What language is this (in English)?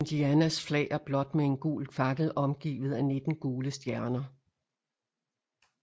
Danish